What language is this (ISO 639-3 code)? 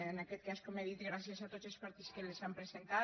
cat